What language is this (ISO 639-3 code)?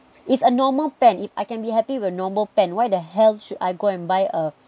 eng